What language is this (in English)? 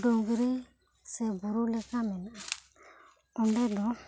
Santali